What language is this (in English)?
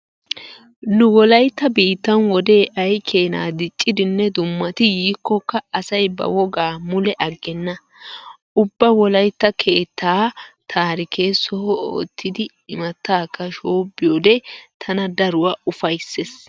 Wolaytta